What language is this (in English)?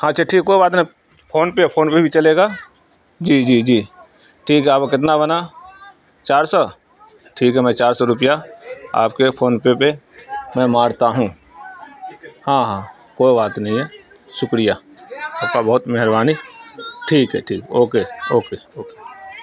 Urdu